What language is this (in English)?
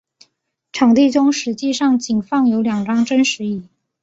Chinese